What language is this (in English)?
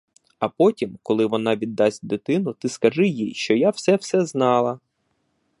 Ukrainian